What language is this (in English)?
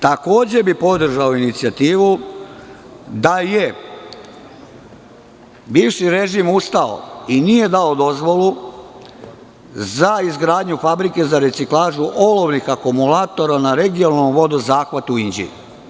Serbian